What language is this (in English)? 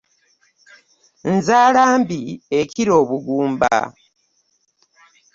Ganda